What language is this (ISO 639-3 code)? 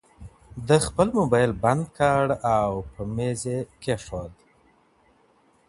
pus